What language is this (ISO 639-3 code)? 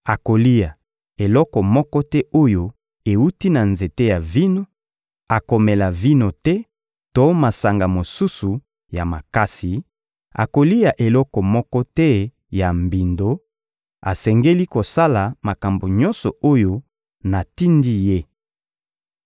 lin